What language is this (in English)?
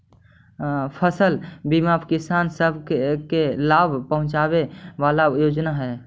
Magahi